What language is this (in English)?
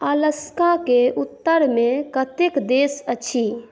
Maithili